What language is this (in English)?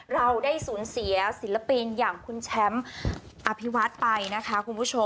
Thai